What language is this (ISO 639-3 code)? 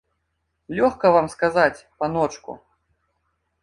bel